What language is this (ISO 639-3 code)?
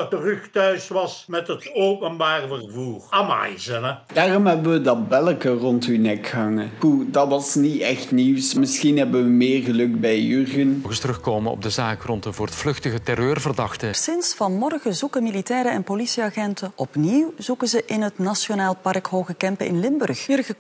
nld